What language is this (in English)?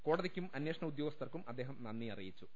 Malayalam